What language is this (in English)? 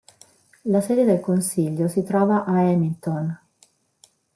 Italian